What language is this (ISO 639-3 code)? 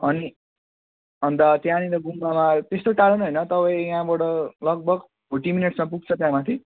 nep